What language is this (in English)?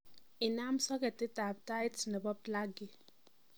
Kalenjin